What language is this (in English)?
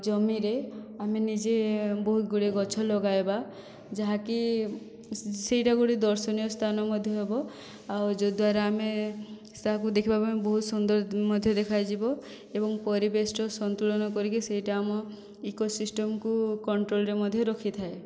Odia